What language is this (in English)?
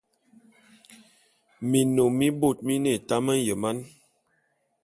Bulu